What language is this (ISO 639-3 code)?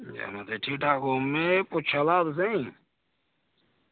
doi